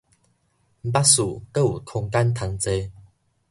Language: Min Nan Chinese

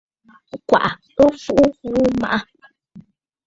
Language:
Bafut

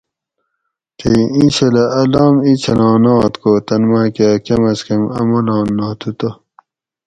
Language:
Gawri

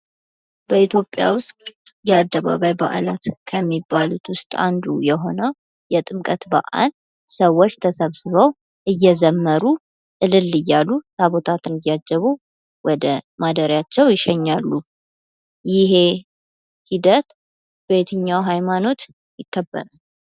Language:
Amharic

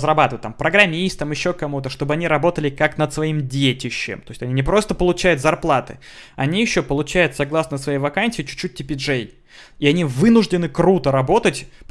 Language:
Russian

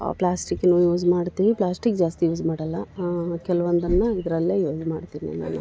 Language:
Kannada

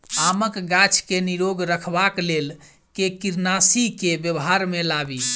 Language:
Maithili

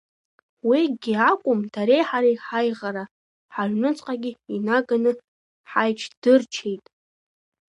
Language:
Abkhazian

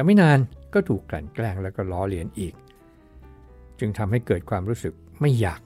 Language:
Thai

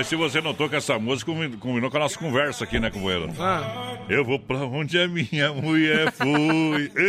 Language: Portuguese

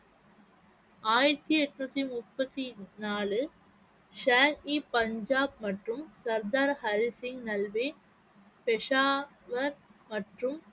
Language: Tamil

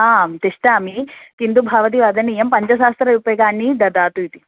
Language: Sanskrit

